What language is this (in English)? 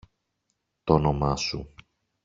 Greek